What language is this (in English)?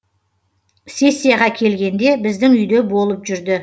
Kazakh